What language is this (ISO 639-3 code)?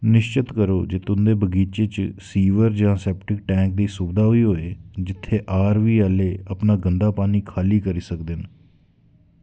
doi